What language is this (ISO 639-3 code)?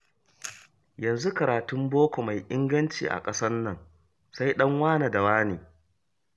hau